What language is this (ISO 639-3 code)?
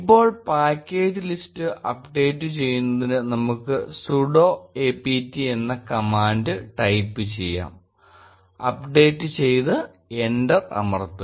mal